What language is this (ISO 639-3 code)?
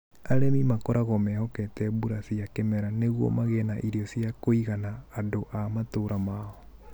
kik